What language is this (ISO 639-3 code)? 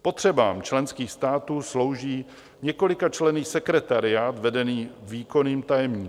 ces